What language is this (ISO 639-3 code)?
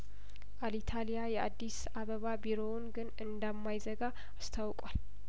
amh